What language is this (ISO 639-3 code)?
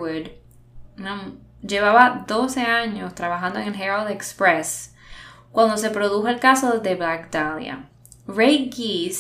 spa